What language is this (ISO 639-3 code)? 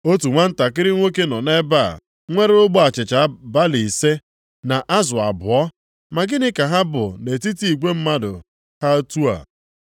ibo